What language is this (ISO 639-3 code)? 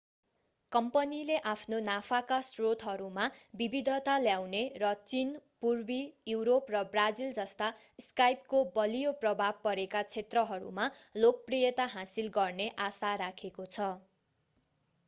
nep